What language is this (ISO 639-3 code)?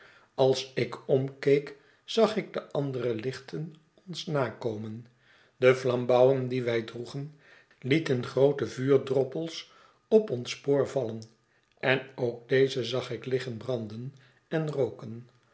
nld